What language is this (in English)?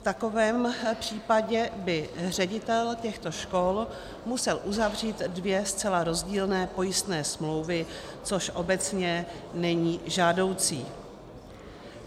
Czech